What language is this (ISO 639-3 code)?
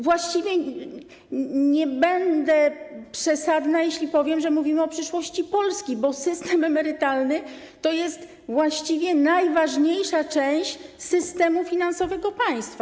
pol